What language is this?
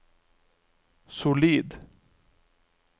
Norwegian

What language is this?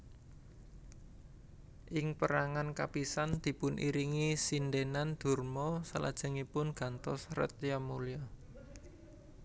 Javanese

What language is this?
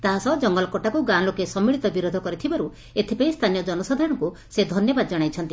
Odia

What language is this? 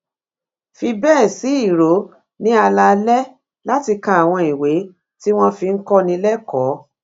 Yoruba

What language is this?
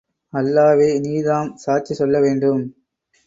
Tamil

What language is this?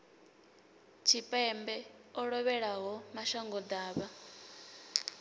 Venda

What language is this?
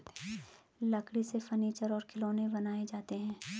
Hindi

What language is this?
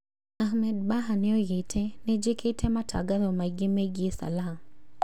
Kikuyu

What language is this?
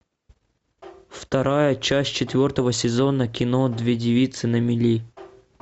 Russian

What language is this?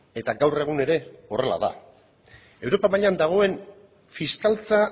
Basque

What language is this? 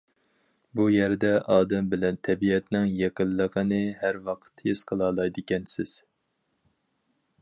Uyghur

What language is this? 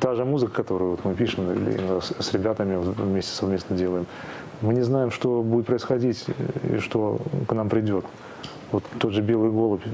Russian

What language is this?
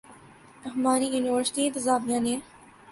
Urdu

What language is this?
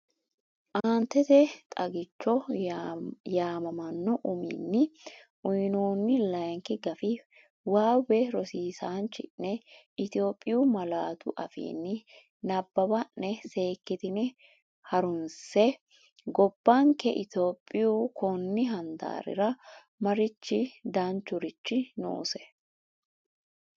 Sidamo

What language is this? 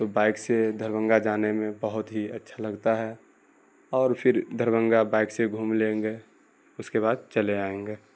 Urdu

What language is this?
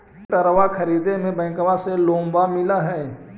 Magahi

